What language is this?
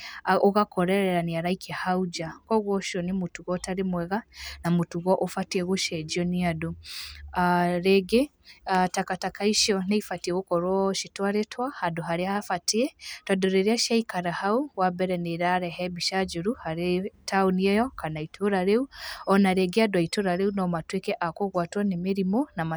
Kikuyu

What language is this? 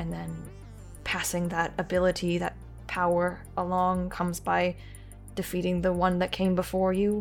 English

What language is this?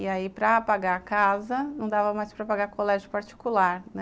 Portuguese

